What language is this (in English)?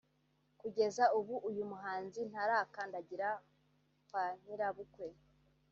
Kinyarwanda